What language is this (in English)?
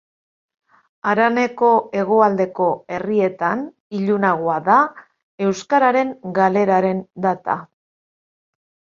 Basque